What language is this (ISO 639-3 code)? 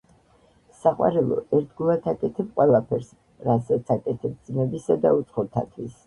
kat